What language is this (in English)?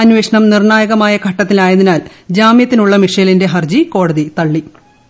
Malayalam